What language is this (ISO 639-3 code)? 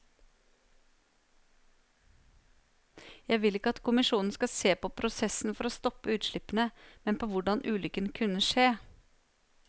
nor